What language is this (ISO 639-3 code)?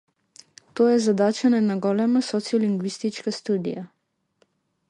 mkd